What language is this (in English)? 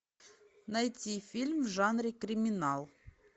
Russian